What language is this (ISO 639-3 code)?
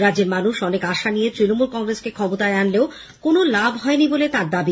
ben